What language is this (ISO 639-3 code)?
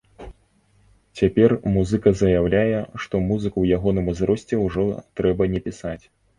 bel